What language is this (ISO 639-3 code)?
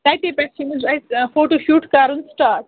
kas